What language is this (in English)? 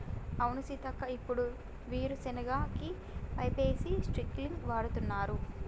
Telugu